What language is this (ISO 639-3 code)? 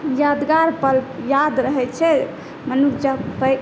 mai